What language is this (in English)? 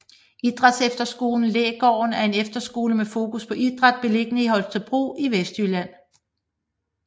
Danish